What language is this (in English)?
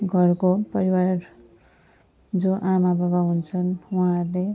Nepali